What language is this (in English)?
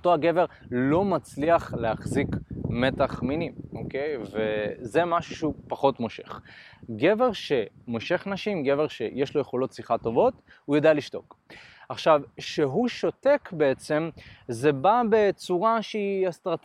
Hebrew